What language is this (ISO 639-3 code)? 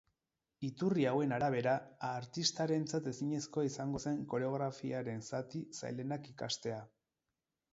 eus